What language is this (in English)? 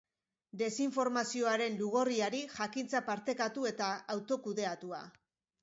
Basque